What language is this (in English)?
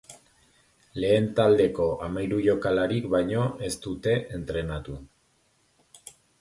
Basque